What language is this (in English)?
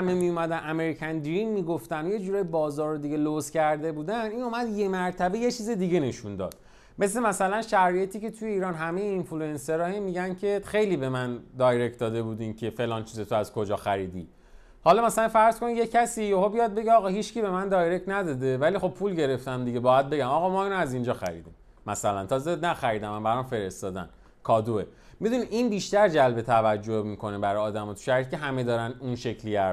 Persian